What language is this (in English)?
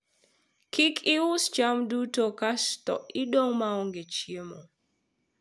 Luo (Kenya and Tanzania)